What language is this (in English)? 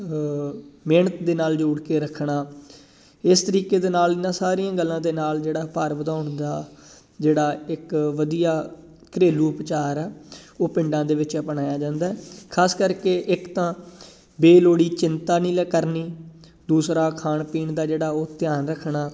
Punjabi